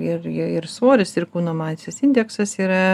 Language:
Lithuanian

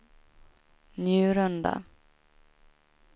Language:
Swedish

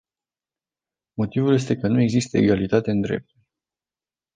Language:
Romanian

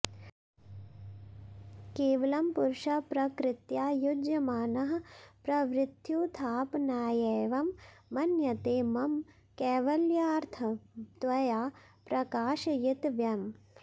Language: Sanskrit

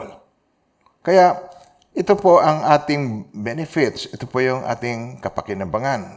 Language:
Filipino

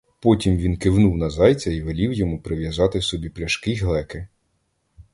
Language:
Ukrainian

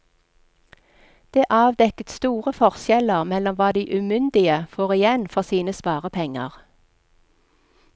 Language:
Norwegian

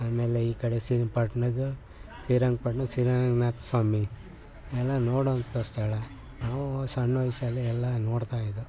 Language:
Kannada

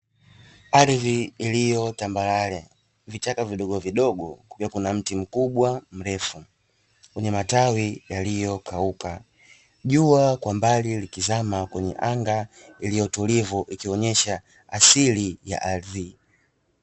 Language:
Swahili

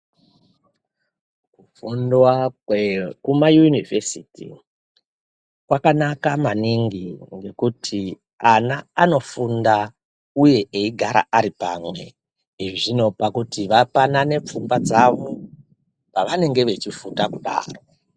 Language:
Ndau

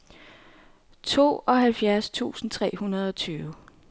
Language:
Danish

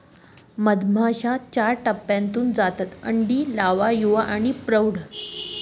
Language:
Marathi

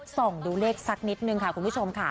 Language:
Thai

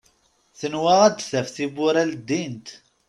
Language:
Kabyle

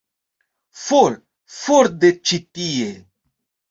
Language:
Esperanto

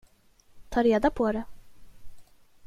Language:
Swedish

